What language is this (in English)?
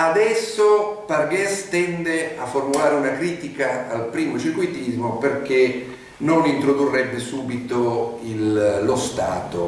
Italian